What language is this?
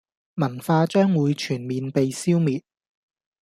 Cantonese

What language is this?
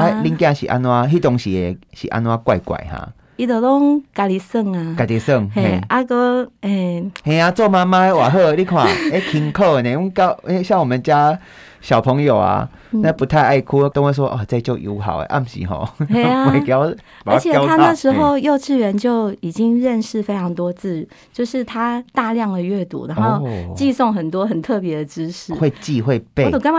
Chinese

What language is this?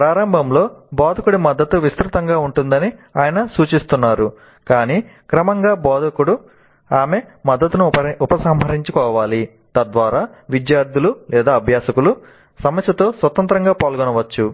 Telugu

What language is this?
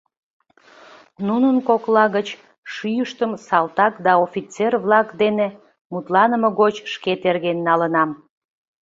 Mari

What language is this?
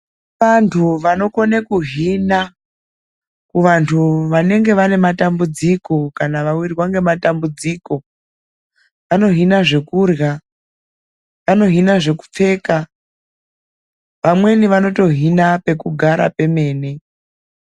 Ndau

